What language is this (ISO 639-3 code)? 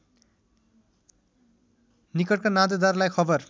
nep